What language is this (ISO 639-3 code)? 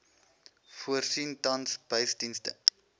afr